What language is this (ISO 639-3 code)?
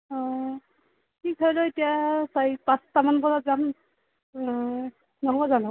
asm